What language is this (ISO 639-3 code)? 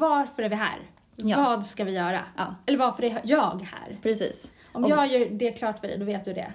swe